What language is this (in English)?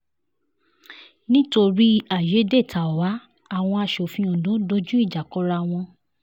Yoruba